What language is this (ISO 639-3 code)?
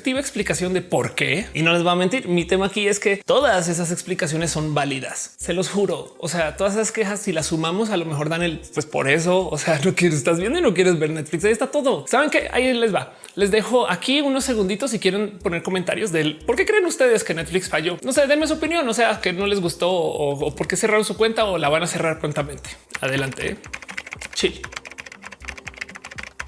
spa